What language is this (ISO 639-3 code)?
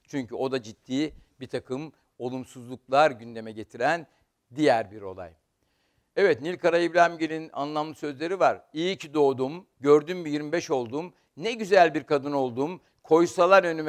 tur